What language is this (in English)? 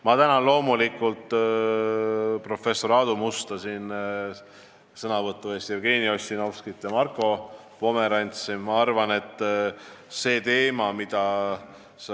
Estonian